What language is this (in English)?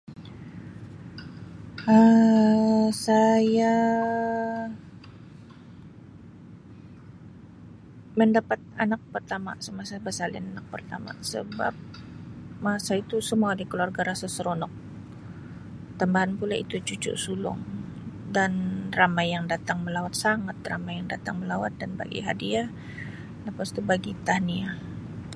Sabah Malay